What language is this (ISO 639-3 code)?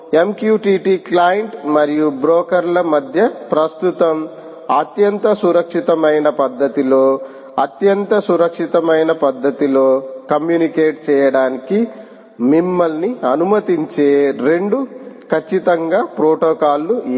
tel